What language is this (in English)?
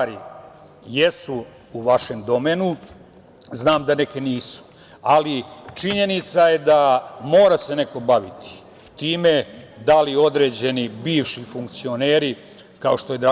Serbian